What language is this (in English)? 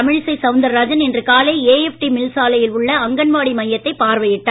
Tamil